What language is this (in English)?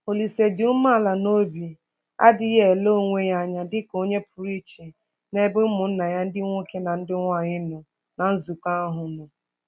Igbo